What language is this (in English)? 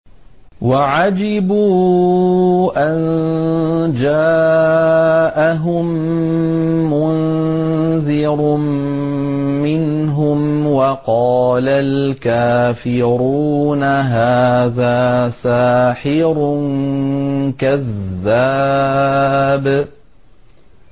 Arabic